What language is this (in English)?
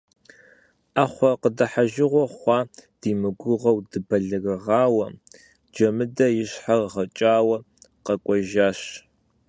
Kabardian